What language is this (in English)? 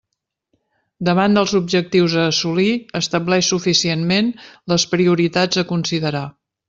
Catalan